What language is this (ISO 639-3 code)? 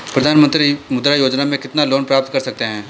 hin